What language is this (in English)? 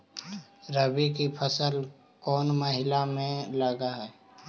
Magahi